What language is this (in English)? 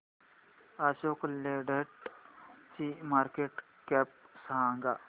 Marathi